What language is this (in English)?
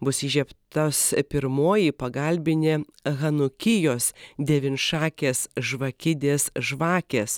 Lithuanian